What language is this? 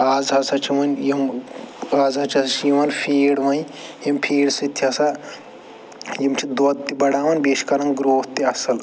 Kashmiri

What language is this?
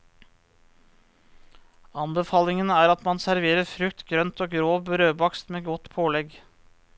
Norwegian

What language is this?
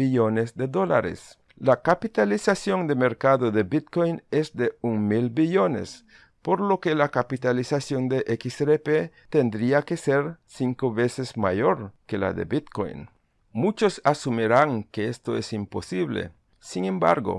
Spanish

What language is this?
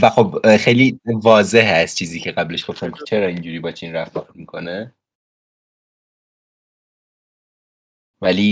Persian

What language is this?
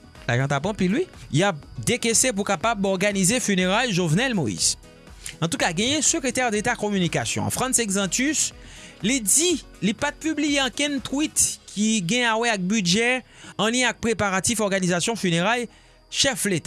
French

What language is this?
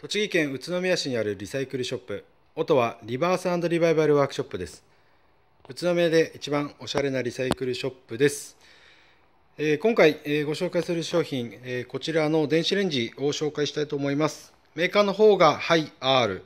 Japanese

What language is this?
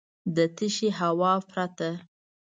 Pashto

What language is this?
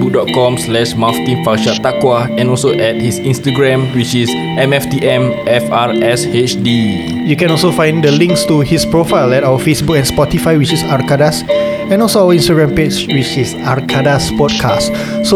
Malay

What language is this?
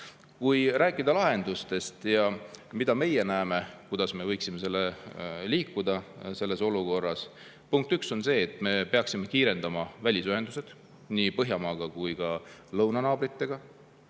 Estonian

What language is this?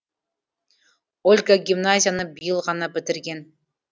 Kazakh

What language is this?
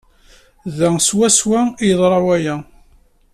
Kabyle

